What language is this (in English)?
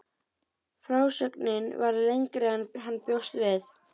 Icelandic